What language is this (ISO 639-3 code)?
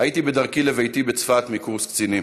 heb